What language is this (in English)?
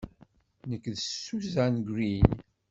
Kabyle